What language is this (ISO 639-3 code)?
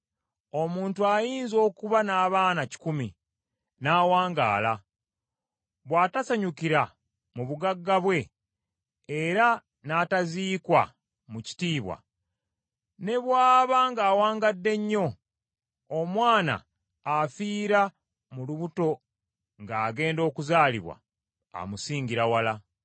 lug